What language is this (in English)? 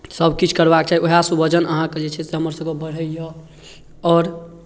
Maithili